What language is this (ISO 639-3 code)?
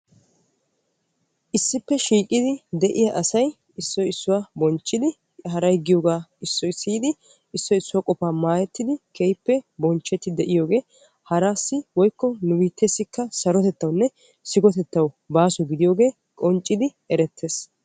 wal